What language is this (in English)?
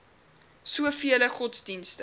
Afrikaans